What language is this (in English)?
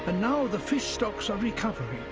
English